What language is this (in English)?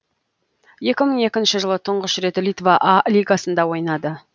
Kazakh